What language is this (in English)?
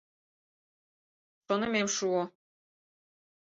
Mari